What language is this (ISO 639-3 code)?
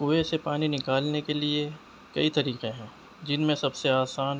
urd